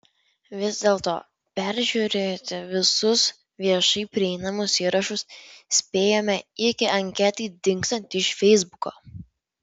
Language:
Lithuanian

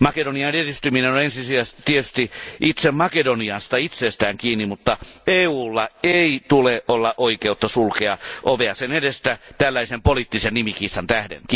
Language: Finnish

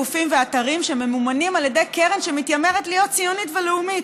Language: Hebrew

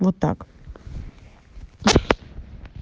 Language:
Russian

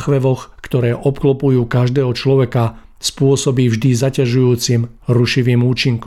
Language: Czech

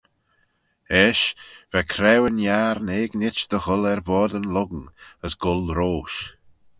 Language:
Manx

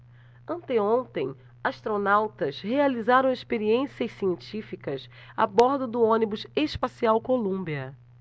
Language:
Portuguese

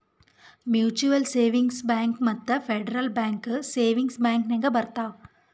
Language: Kannada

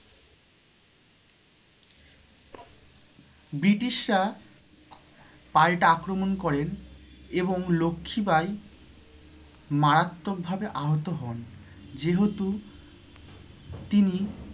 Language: Bangla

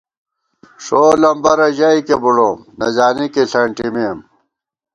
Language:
Gawar-Bati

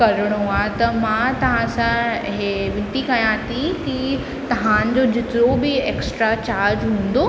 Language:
Sindhi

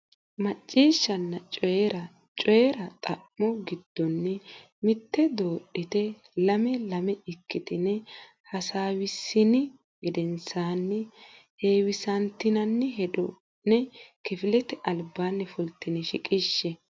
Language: Sidamo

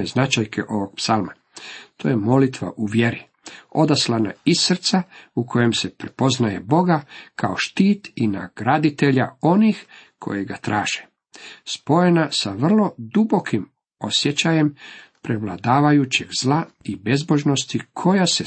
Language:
Croatian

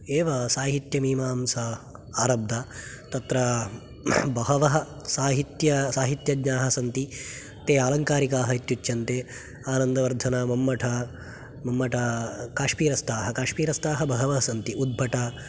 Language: Sanskrit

